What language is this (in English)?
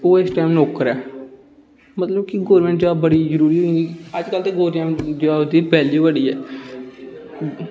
Dogri